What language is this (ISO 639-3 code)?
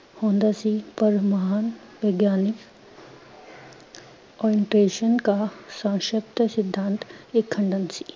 pan